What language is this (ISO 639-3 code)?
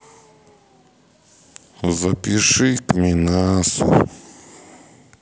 rus